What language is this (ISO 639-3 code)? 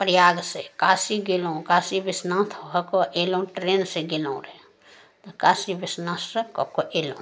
mai